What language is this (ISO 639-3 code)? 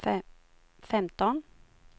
swe